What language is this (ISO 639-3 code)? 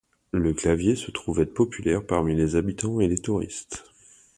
fra